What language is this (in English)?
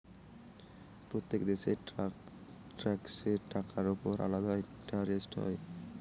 Bangla